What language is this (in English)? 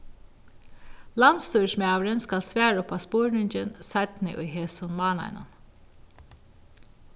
Faroese